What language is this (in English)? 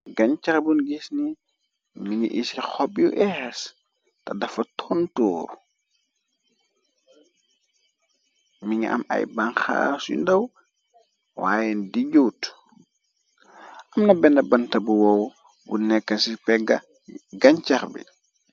Wolof